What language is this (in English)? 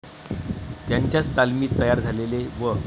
Marathi